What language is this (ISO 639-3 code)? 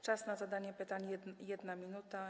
pol